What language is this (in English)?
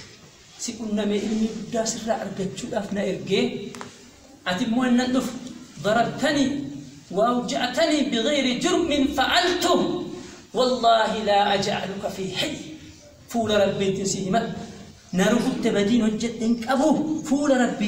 Arabic